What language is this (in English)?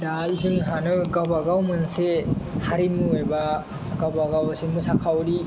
Bodo